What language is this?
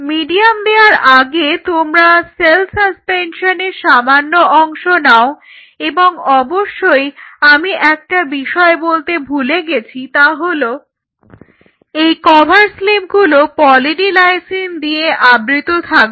Bangla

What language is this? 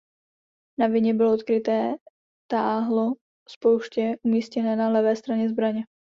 Czech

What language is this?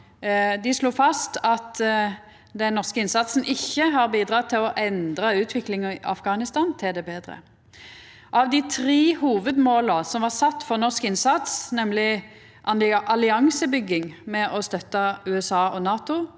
Norwegian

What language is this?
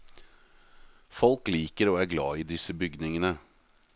Norwegian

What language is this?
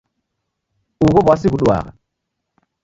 Taita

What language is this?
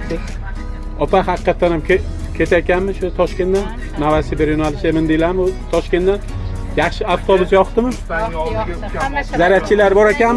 Turkish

